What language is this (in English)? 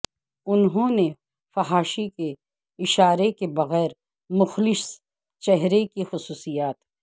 Urdu